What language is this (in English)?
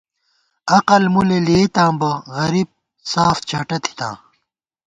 Gawar-Bati